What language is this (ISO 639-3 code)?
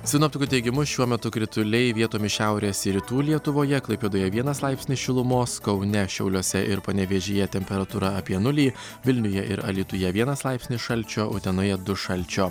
lit